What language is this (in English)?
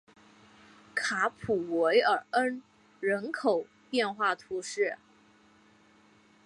Chinese